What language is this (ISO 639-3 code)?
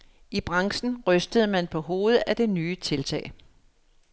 dan